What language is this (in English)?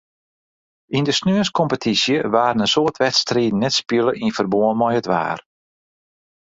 Western Frisian